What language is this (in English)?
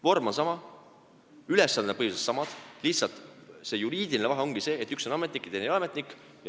Estonian